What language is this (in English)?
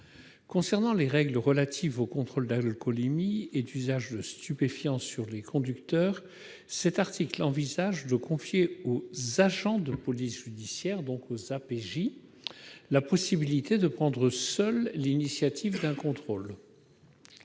French